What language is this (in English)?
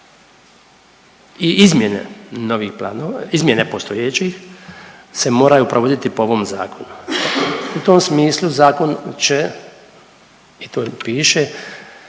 Croatian